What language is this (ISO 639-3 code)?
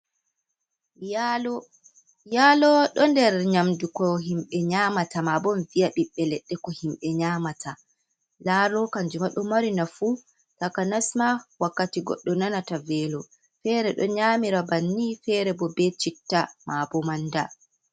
ful